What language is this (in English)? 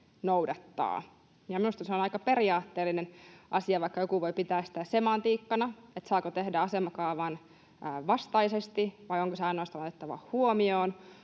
Finnish